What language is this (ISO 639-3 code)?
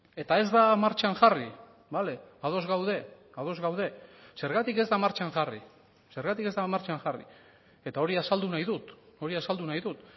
eus